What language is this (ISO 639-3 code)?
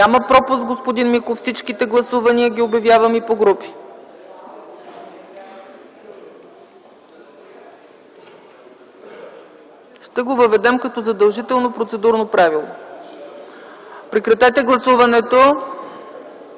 bul